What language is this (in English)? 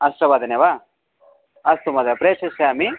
Sanskrit